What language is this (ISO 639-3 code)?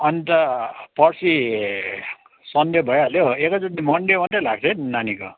nep